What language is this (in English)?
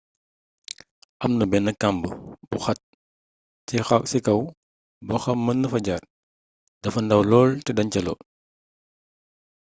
Wolof